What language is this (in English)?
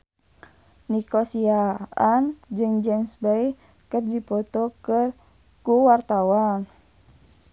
Sundanese